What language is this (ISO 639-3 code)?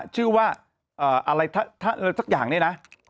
tha